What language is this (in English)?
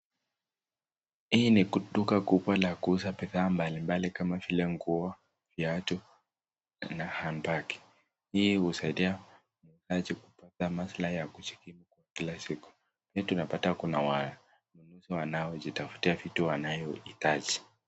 Swahili